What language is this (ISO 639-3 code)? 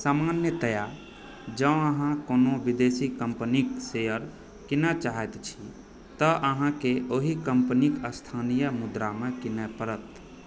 mai